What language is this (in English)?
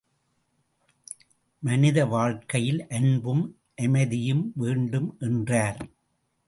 Tamil